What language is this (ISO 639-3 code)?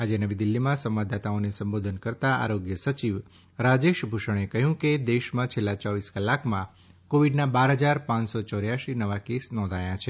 guj